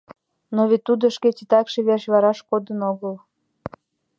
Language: Mari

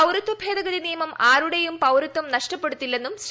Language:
Malayalam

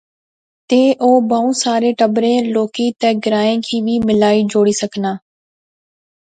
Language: Pahari-Potwari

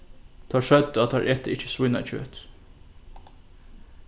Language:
Faroese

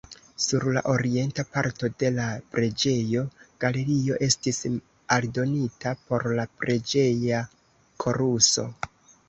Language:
Esperanto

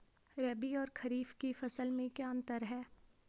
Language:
Hindi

